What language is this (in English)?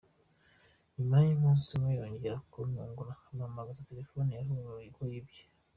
Kinyarwanda